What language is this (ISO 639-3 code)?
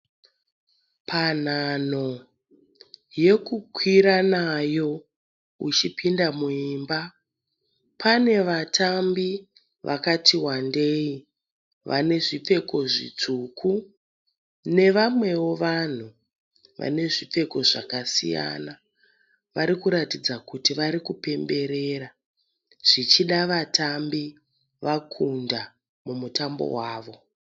sna